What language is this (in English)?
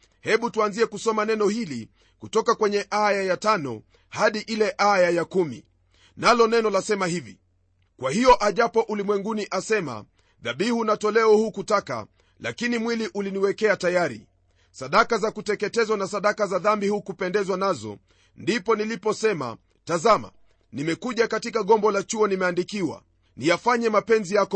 Swahili